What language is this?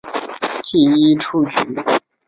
Chinese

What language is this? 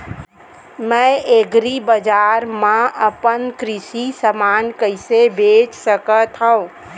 Chhattisgarhi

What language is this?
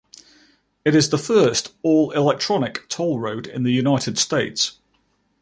English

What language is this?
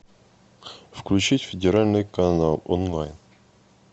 Russian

